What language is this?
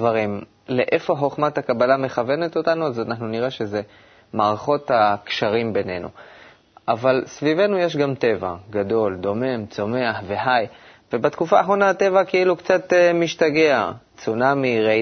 Hebrew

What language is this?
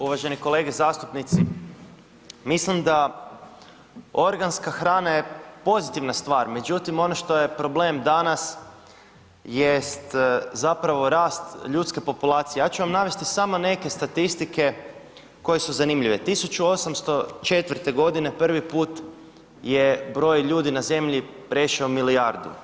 Croatian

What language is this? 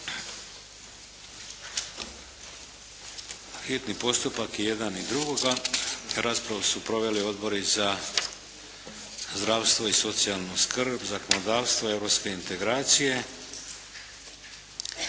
Croatian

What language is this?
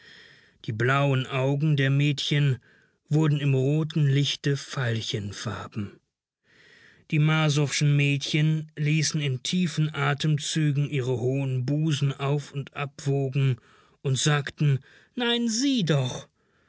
German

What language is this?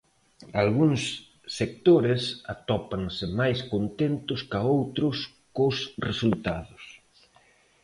Galician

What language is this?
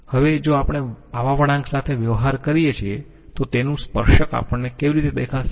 Gujarati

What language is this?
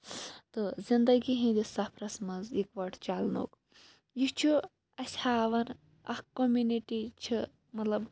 Kashmiri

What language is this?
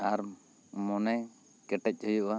Santali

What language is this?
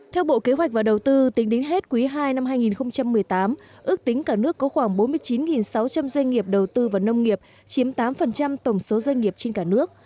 Vietnamese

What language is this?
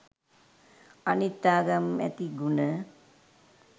Sinhala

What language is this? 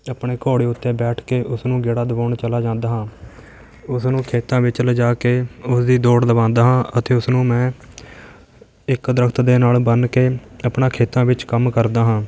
Punjabi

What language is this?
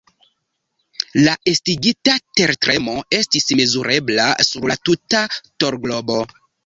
Esperanto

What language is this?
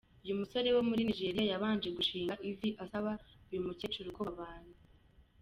Kinyarwanda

